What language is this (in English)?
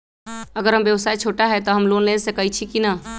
Magahi